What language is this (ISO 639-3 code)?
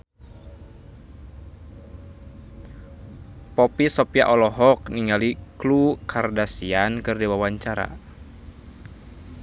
sun